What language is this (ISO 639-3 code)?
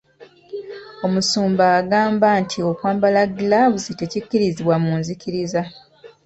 lug